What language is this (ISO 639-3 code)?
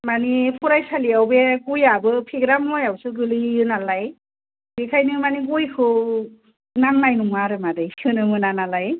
brx